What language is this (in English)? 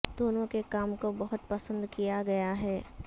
Urdu